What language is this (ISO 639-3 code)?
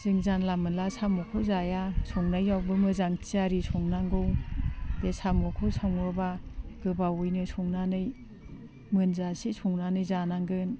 brx